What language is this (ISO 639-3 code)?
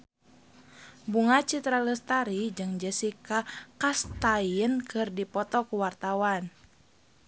sun